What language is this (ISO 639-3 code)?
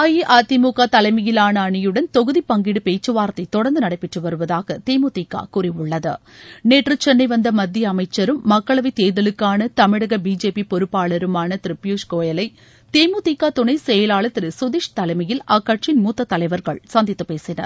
tam